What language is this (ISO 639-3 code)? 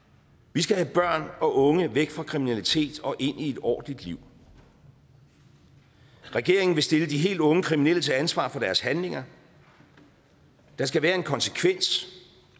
dan